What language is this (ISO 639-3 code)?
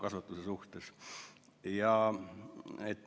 est